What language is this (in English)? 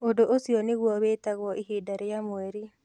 Kikuyu